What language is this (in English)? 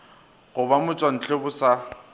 Northern Sotho